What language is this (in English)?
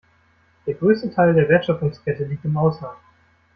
German